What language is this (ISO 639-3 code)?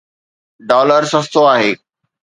snd